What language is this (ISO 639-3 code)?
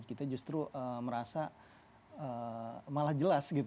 ind